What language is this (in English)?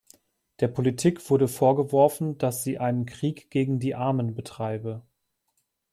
German